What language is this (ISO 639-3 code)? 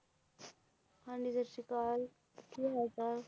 pan